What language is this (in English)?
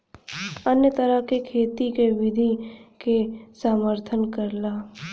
Bhojpuri